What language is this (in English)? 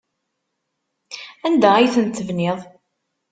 Kabyle